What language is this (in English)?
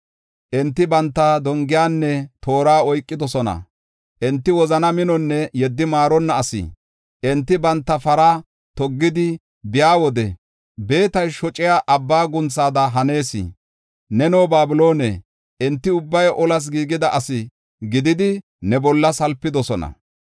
Gofa